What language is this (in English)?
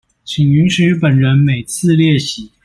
Chinese